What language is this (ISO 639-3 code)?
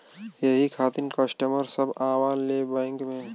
bho